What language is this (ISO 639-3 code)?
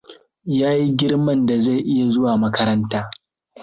hau